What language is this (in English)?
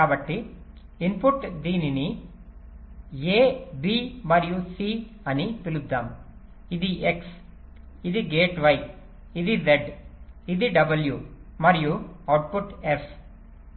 Telugu